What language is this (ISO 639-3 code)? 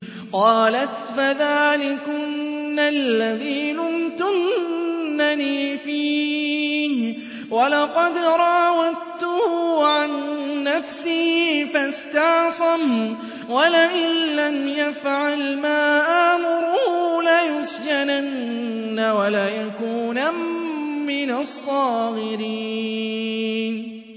ara